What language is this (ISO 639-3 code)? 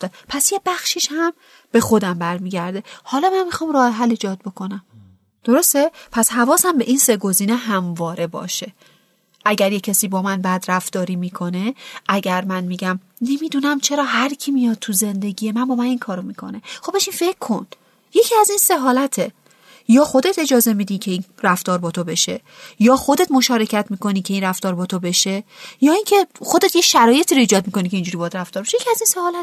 fas